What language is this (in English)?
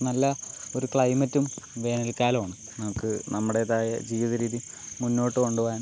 Malayalam